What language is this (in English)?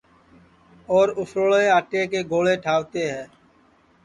Sansi